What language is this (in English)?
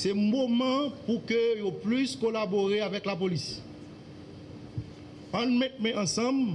French